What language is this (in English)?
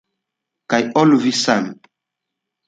Esperanto